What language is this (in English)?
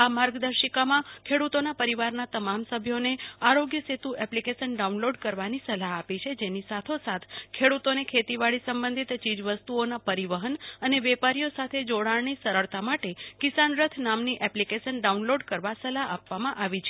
Gujarati